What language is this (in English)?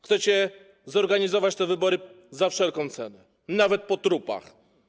Polish